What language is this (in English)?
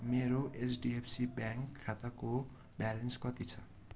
Nepali